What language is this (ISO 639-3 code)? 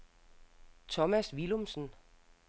dan